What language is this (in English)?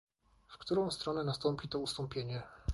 Polish